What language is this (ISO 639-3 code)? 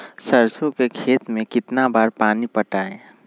mag